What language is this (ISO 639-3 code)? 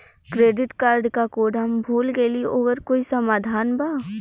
bho